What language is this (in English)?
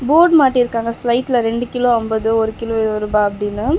Tamil